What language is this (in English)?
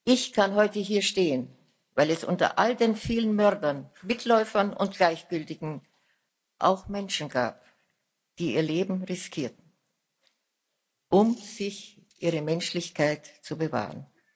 German